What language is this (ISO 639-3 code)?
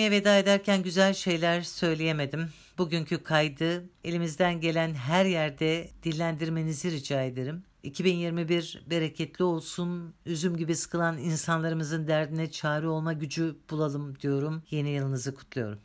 tur